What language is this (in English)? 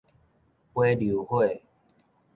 Min Nan Chinese